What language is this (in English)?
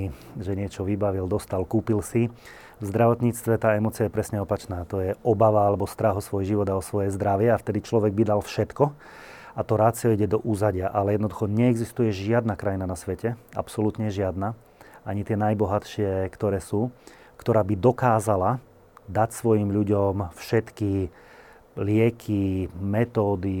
Slovak